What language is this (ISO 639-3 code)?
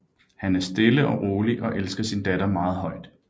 dan